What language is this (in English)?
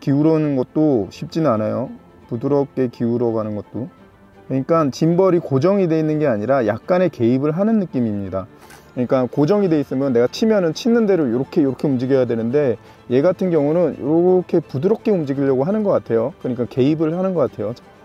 Korean